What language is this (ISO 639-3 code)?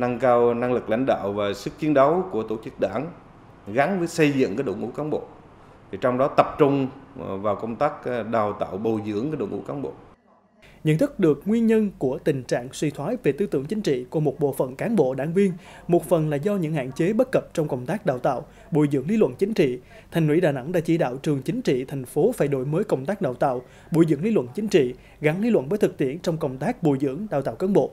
vie